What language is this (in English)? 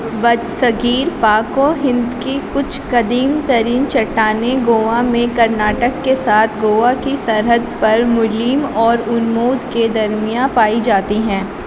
Urdu